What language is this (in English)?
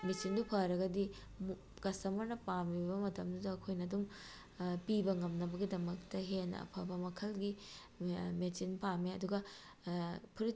Manipuri